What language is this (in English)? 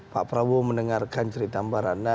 Indonesian